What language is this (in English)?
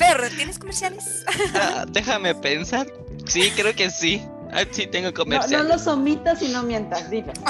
Spanish